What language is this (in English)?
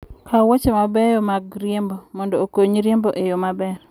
Luo (Kenya and Tanzania)